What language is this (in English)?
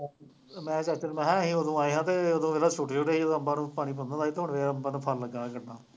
Punjabi